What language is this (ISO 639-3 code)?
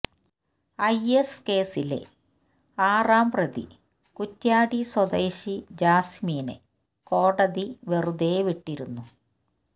mal